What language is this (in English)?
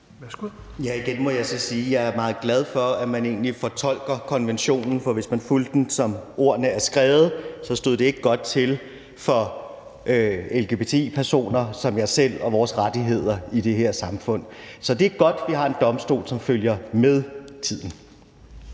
Danish